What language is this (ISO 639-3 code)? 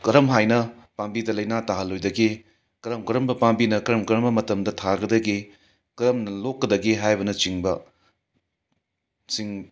mni